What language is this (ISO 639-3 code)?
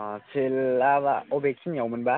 brx